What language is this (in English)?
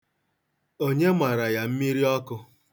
Igbo